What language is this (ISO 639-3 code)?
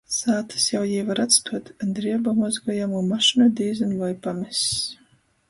ltg